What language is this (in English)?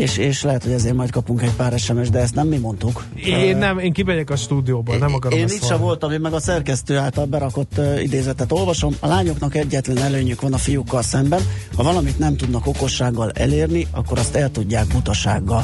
Hungarian